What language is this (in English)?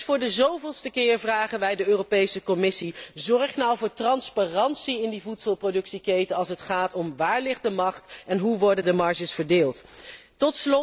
Dutch